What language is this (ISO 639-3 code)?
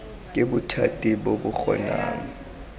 tsn